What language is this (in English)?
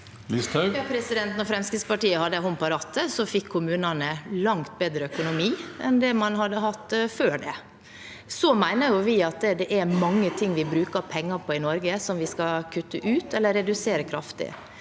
Norwegian